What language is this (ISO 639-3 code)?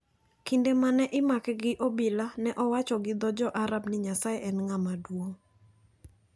luo